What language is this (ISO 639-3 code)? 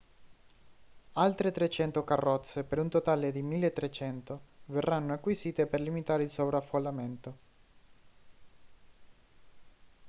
ita